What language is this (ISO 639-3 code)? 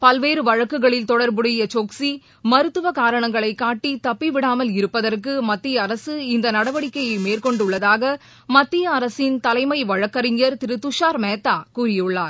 tam